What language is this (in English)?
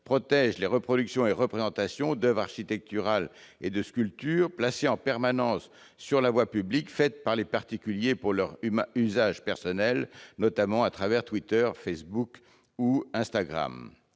French